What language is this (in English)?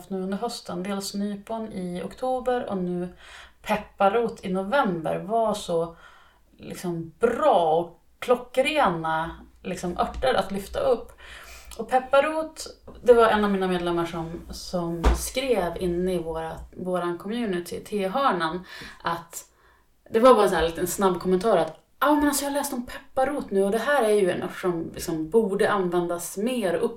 Swedish